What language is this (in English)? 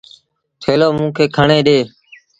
Sindhi Bhil